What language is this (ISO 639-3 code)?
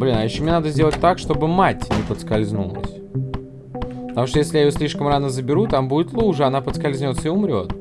rus